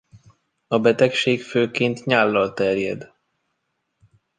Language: Hungarian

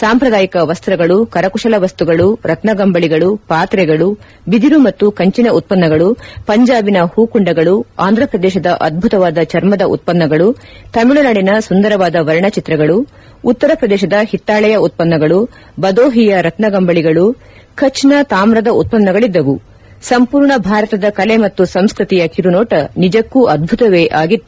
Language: Kannada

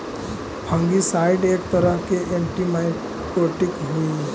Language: Magahi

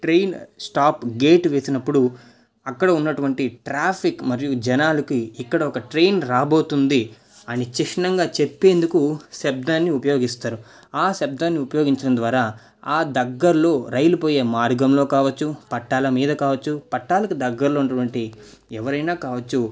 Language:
Telugu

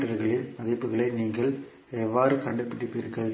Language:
Tamil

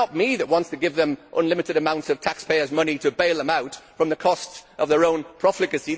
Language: English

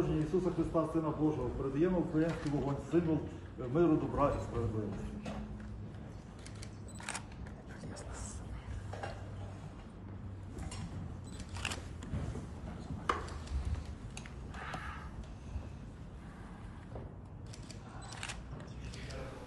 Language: Ukrainian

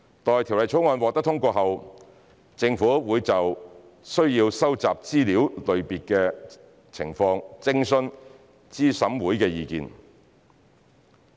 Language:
Cantonese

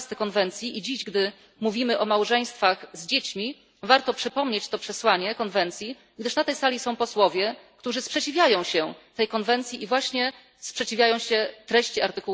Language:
Polish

